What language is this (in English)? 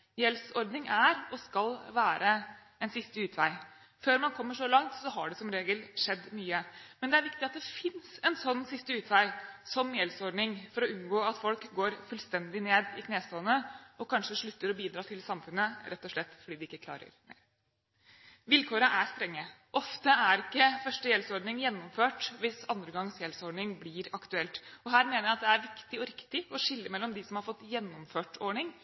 Norwegian Bokmål